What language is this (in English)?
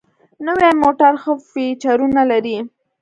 Pashto